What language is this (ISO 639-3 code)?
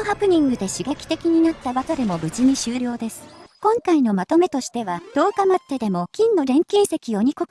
jpn